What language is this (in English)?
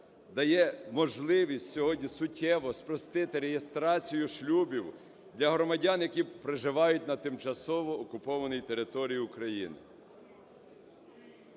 Ukrainian